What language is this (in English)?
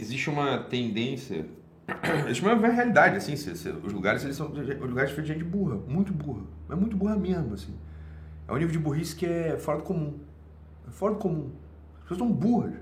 Portuguese